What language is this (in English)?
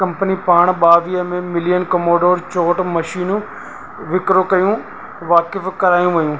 Sindhi